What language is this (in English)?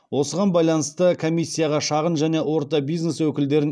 Kazakh